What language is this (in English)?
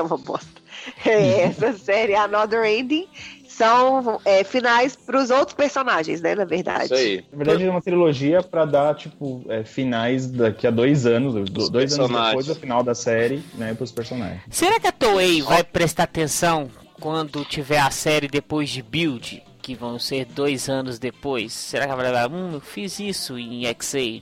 Portuguese